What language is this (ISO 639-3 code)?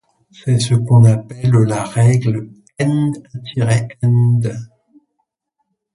fra